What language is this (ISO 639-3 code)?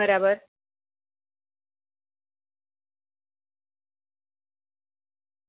guj